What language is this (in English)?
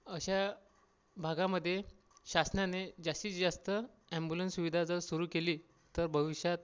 Marathi